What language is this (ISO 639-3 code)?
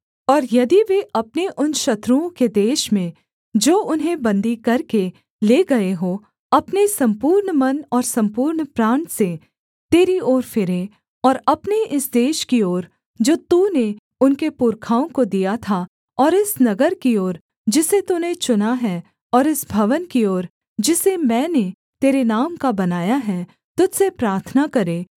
hin